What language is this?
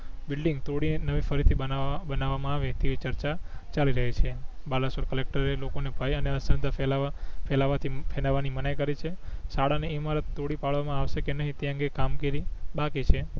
Gujarati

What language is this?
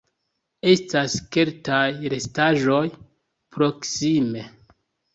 Esperanto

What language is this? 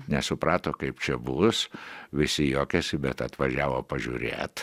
Lithuanian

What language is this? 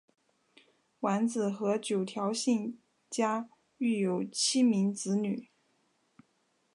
Chinese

